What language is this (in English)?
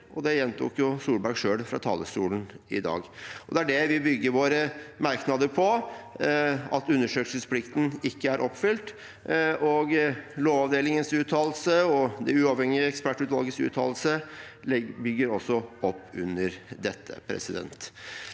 Norwegian